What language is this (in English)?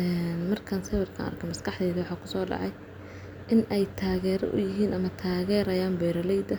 Somali